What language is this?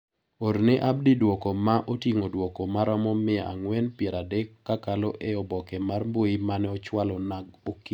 Luo (Kenya and Tanzania)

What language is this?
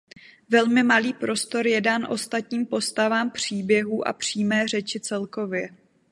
Czech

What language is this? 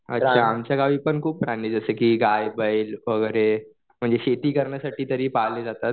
Marathi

